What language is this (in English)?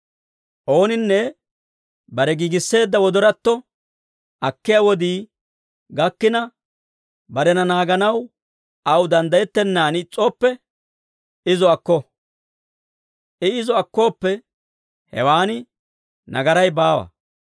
Dawro